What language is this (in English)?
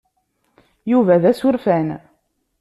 Kabyle